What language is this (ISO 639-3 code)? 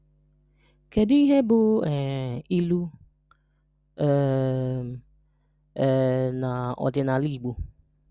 ibo